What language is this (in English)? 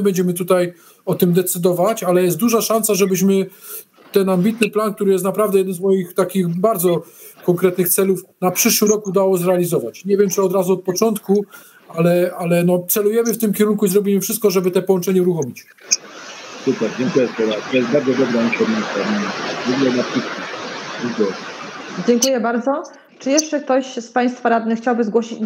Polish